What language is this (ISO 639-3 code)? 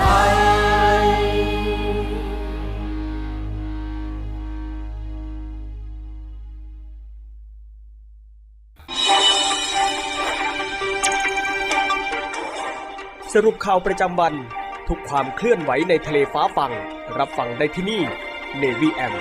tha